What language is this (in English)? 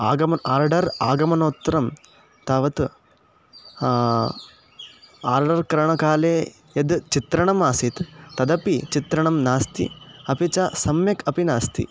Sanskrit